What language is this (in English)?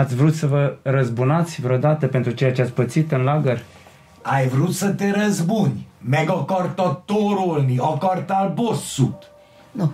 Romanian